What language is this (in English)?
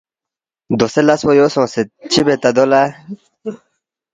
Balti